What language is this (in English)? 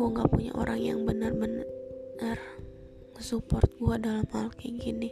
Indonesian